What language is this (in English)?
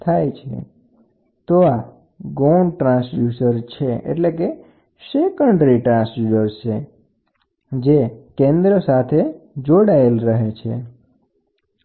Gujarati